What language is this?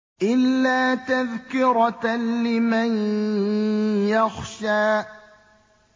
Arabic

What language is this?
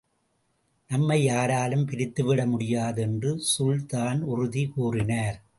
Tamil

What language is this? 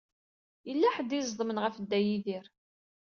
Kabyle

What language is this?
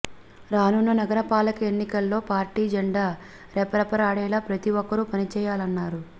Telugu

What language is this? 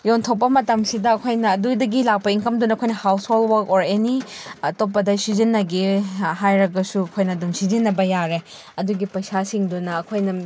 Manipuri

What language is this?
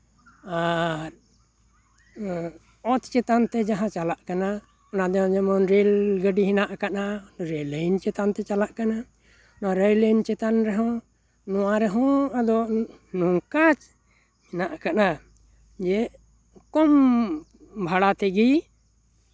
Santali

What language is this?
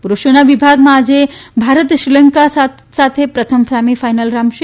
Gujarati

